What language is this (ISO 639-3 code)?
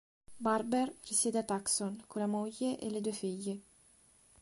ita